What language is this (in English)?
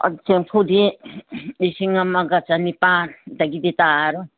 Manipuri